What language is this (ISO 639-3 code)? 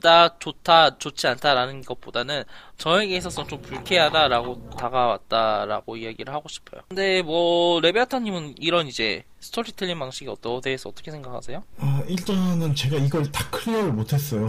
kor